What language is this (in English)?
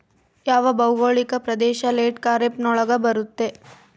Kannada